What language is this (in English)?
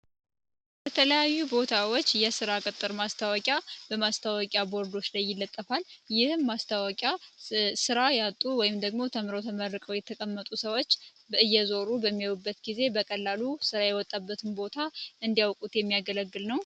Amharic